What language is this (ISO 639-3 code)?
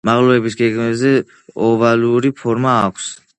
kat